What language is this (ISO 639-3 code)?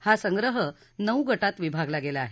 mar